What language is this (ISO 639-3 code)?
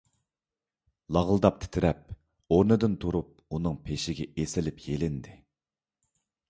uig